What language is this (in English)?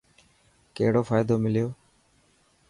Dhatki